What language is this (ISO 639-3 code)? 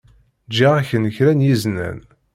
kab